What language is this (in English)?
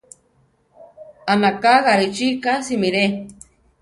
Central Tarahumara